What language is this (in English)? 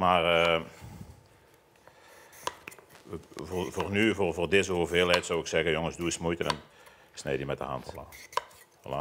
Dutch